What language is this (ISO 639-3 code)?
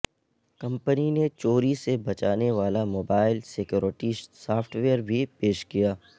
urd